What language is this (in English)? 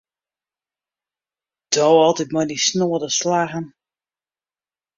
Western Frisian